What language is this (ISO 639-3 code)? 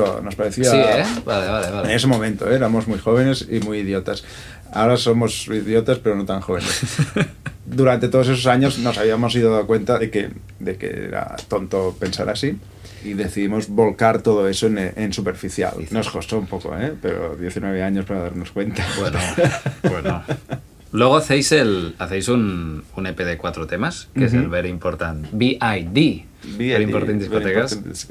spa